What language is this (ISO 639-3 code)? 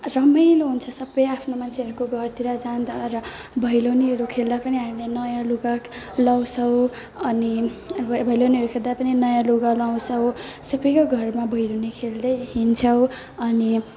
nep